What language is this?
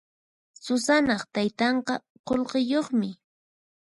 Puno Quechua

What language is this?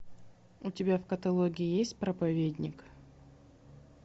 Russian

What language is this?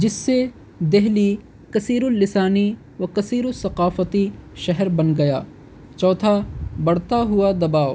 Urdu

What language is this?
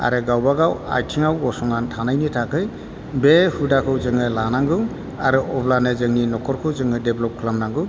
Bodo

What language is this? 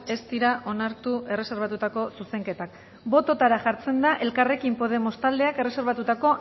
Basque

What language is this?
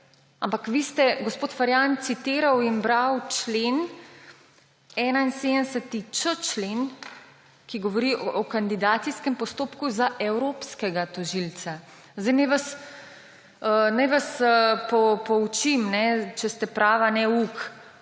Slovenian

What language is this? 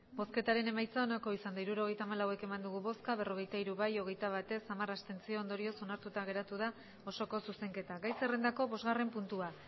Basque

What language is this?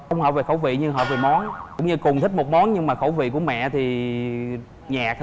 Vietnamese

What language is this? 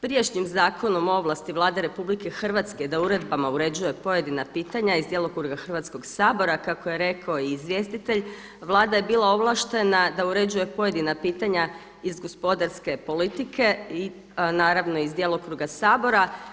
Croatian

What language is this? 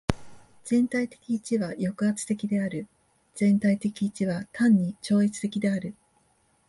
Japanese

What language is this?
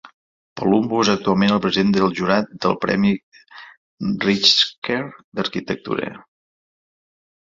Catalan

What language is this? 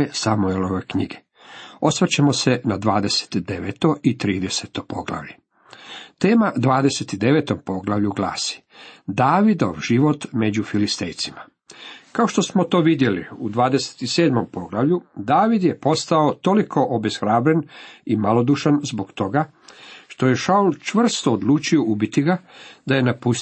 Croatian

